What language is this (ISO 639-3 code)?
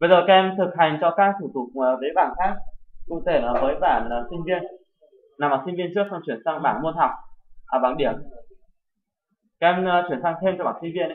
vie